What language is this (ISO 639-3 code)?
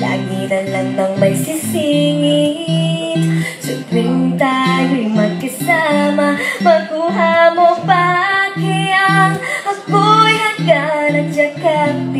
ind